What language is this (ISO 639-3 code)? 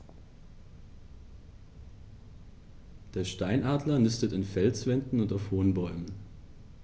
deu